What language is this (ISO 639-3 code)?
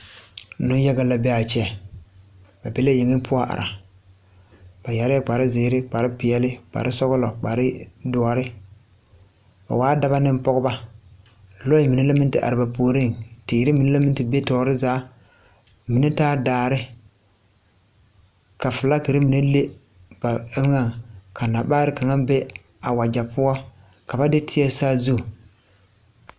dga